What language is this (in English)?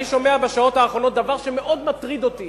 Hebrew